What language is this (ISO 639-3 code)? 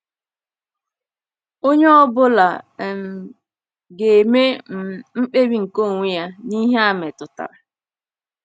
ibo